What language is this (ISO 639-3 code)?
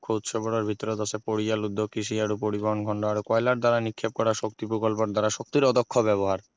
asm